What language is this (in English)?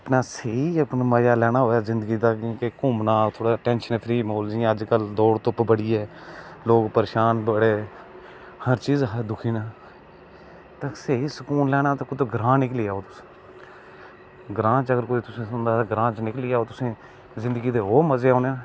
Dogri